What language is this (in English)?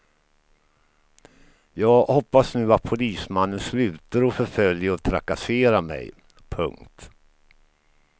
Swedish